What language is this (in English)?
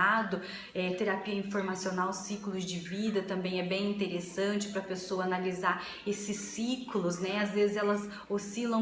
Portuguese